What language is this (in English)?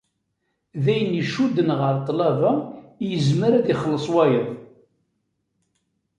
Kabyle